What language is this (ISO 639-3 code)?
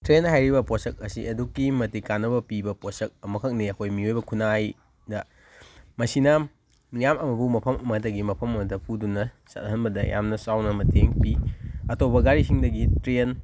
mni